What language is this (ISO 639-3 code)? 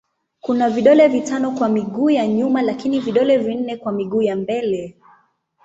swa